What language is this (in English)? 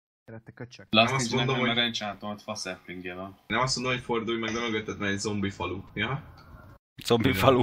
Hungarian